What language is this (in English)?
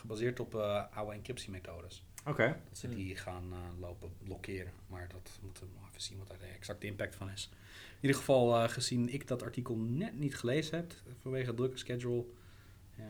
Dutch